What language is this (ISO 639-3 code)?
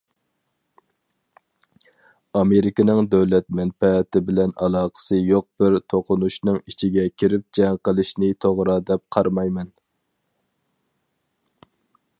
uig